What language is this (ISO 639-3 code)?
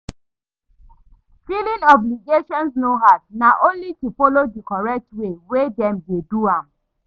pcm